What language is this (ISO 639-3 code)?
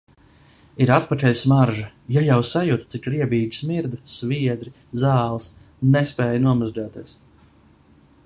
lav